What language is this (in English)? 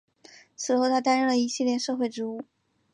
Chinese